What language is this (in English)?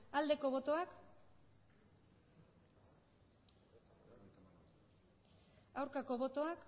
Basque